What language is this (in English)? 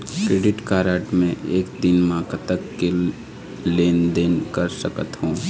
Chhattisgarhi